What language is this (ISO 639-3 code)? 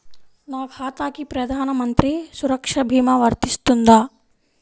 tel